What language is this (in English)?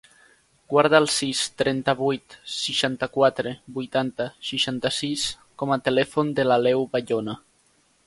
Catalan